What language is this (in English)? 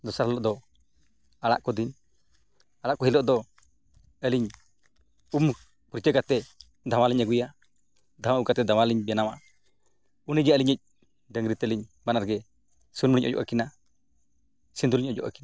Santali